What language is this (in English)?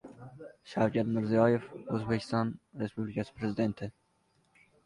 Uzbek